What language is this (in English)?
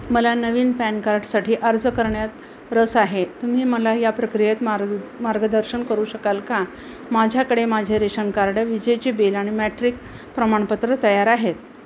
Marathi